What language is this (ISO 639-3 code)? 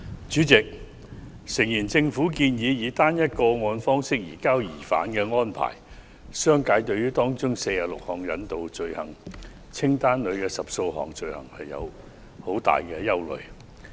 yue